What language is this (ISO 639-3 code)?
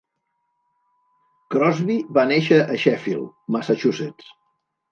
cat